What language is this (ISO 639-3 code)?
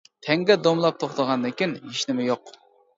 uig